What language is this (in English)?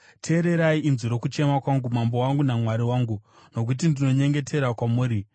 Shona